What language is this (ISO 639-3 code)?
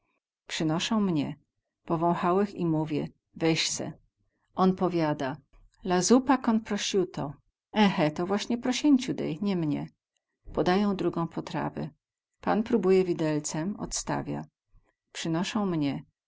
pol